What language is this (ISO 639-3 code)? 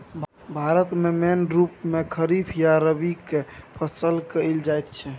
mai